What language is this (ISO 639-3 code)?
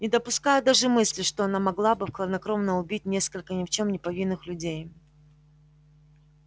rus